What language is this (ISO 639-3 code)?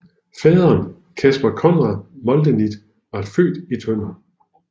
dan